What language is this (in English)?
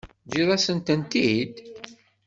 Kabyle